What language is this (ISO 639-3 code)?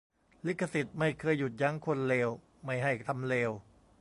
tha